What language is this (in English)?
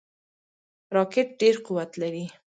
Pashto